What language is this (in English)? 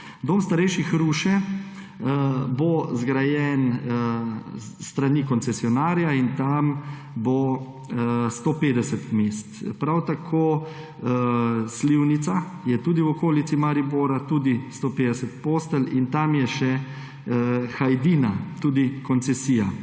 Slovenian